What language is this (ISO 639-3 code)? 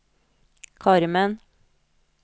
nor